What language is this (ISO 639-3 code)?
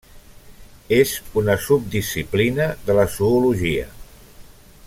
cat